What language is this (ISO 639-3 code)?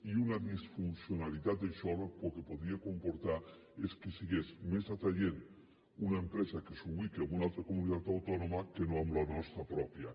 cat